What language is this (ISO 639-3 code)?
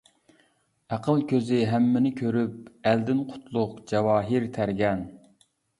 uig